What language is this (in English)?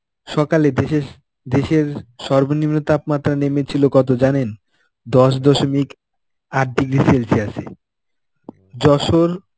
Bangla